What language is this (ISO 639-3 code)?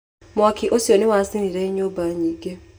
kik